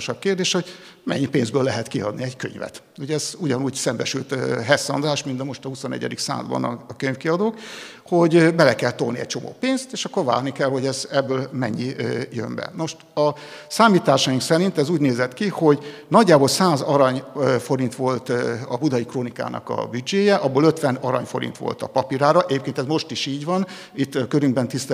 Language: Hungarian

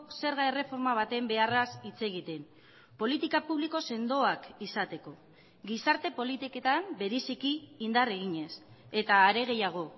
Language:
Basque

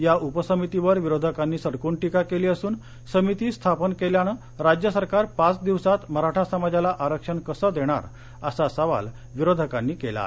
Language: Marathi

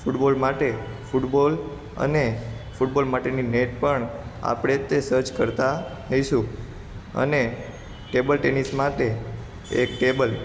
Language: Gujarati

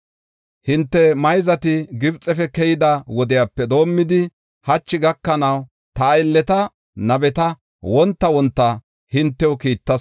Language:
Gofa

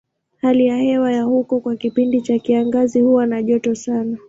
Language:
Swahili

